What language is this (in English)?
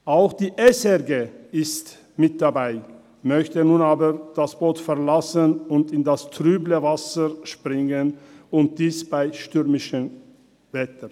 Swiss German